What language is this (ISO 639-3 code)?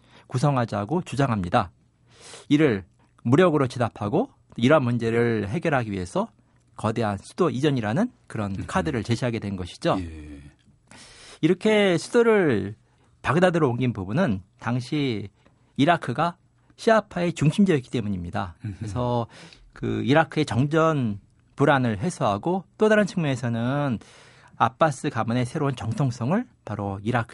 kor